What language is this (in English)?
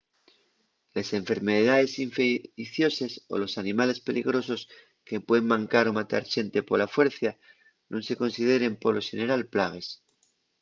Asturian